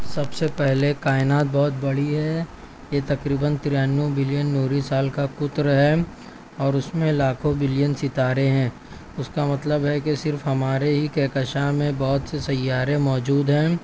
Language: Urdu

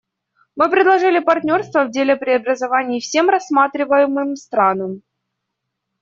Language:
Russian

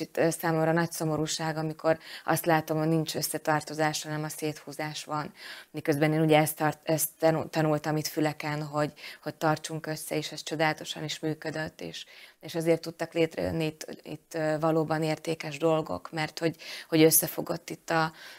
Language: Hungarian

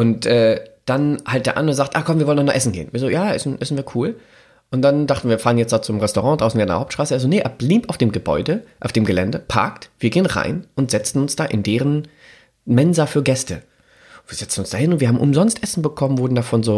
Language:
German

